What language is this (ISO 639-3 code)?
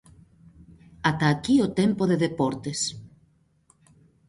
glg